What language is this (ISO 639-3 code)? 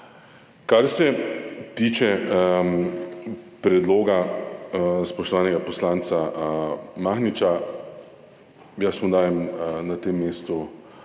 slv